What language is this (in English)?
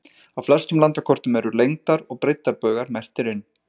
Icelandic